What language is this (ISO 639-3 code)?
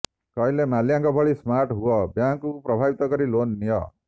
ori